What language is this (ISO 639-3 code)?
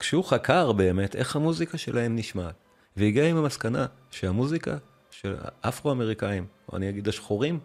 heb